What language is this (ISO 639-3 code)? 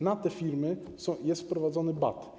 pol